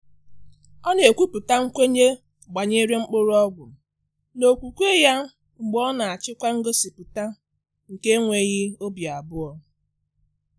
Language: Igbo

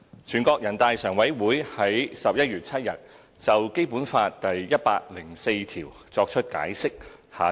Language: Cantonese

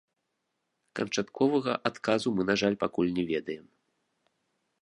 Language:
Belarusian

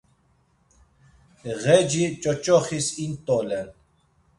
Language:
Laz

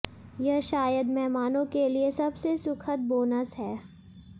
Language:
Hindi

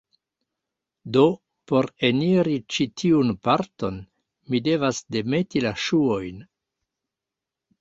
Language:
Esperanto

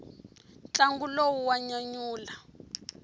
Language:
Tsonga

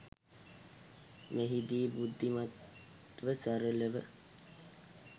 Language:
Sinhala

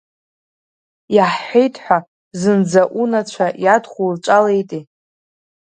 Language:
Abkhazian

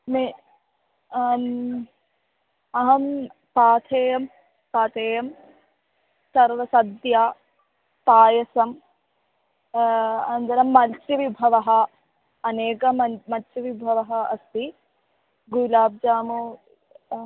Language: Sanskrit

